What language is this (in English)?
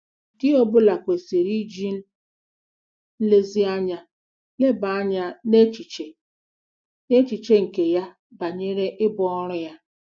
Igbo